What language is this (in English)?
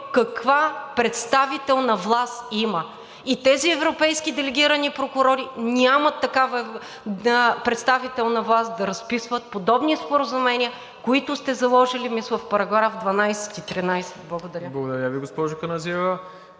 Bulgarian